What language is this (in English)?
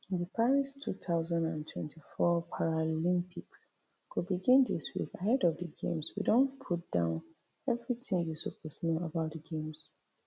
Nigerian Pidgin